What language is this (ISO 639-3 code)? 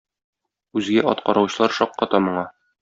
tat